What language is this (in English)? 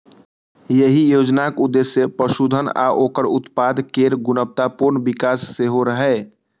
Maithili